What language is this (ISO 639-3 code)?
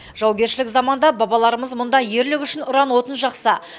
kaz